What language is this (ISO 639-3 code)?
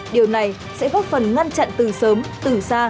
vie